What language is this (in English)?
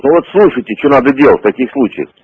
Russian